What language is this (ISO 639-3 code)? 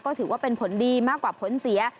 tha